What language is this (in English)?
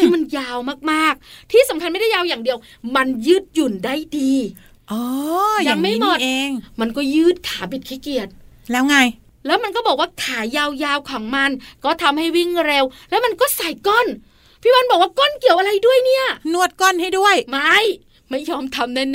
Thai